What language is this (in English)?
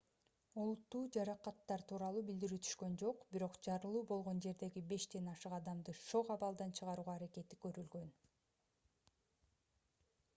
Kyrgyz